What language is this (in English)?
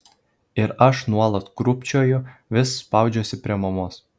Lithuanian